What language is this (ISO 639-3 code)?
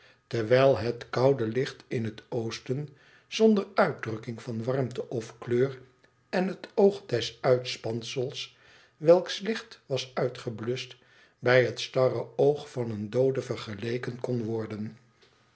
nld